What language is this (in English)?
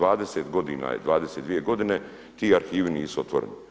Croatian